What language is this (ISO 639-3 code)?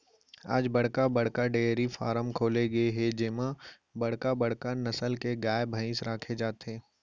hne